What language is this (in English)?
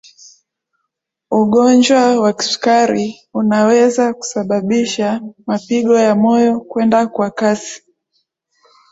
Swahili